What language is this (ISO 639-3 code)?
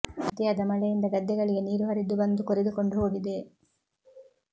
kan